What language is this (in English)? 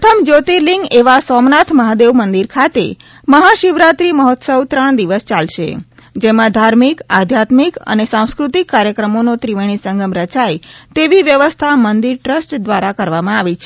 Gujarati